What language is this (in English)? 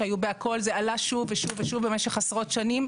Hebrew